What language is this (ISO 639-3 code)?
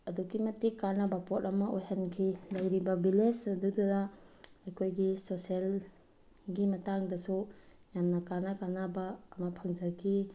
mni